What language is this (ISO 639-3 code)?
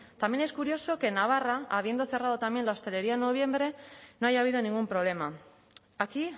spa